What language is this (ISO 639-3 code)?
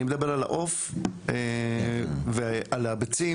heb